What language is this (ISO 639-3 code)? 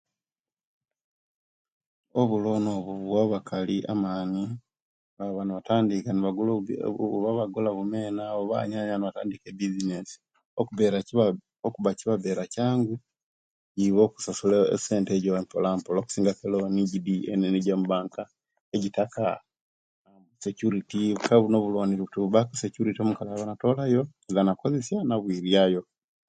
lke